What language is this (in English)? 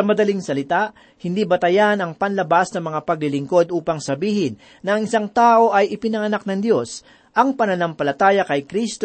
Filipino